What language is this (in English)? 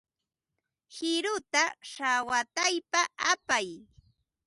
Ambo-Pasco Quechua